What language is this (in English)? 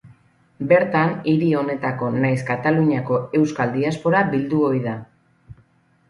Basque